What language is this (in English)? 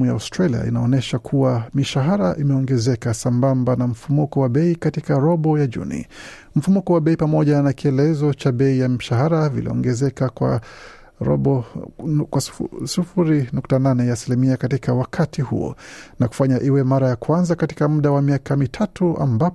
Swahili